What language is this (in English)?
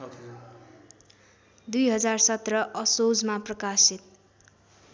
Nepali